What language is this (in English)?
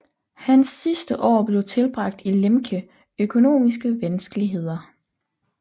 Danish